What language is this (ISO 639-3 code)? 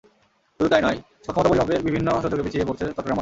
ben